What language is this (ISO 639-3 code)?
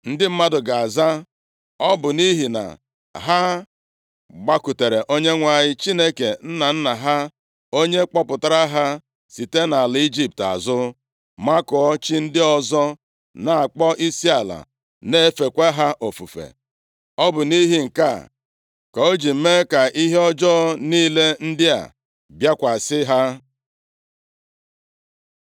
ibo